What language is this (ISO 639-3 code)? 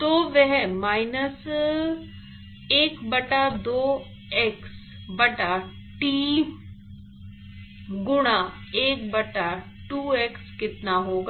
hin